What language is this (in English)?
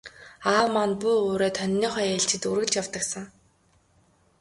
Mongolian